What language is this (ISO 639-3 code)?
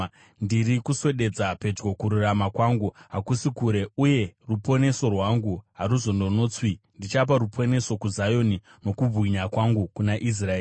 sna